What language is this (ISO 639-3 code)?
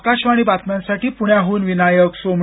mar